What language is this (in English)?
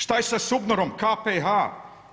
Croatian